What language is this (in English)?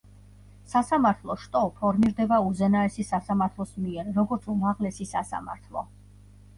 Georgian